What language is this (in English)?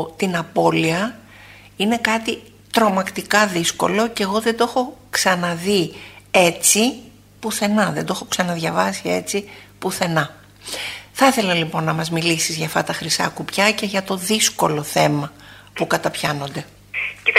Greek